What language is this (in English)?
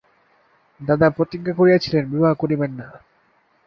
Bangla